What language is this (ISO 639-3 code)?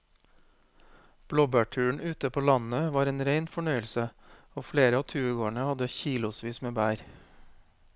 nor